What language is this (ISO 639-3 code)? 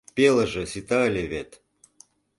chm